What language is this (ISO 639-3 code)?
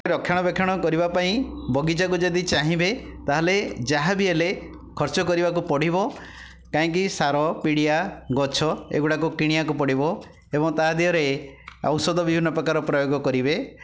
ori